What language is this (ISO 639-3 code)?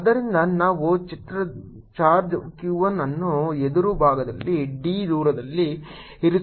kan